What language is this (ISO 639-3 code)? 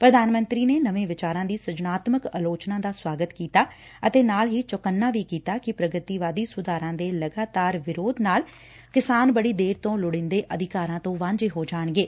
pan